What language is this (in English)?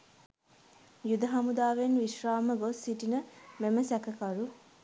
Sinhala